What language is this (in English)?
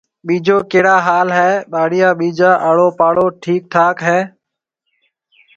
Marwari (Pakistan)